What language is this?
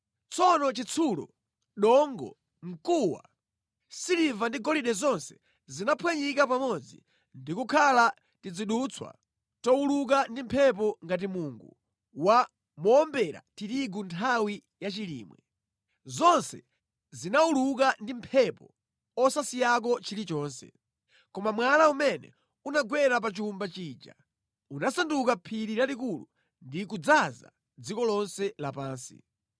Nyanja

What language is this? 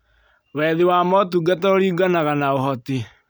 Kikuyu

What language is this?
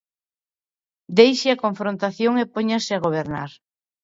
Galician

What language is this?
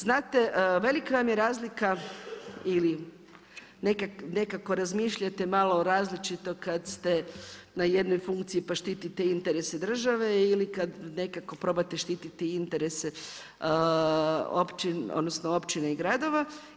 Croatian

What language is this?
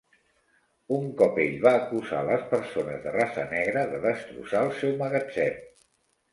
Catalan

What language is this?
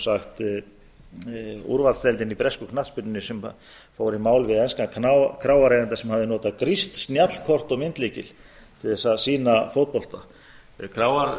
Icelandic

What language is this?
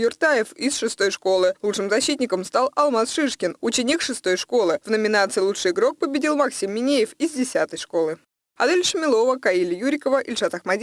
Russian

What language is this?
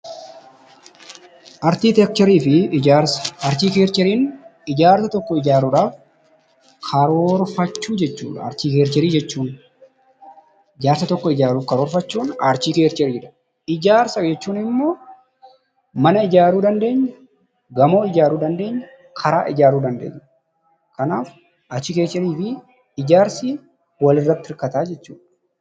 Oromo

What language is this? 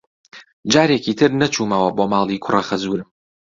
Central Kurdish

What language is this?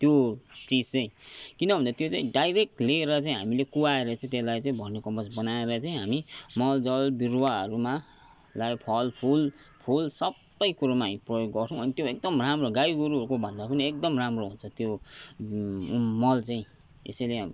Nepali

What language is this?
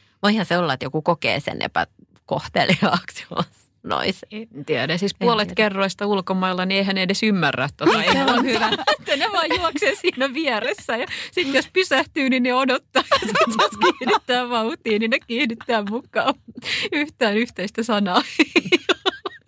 Finnish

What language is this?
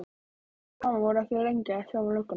Icelandic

